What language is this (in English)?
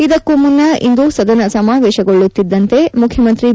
Kannada